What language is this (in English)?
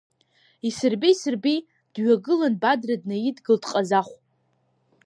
Abkhazian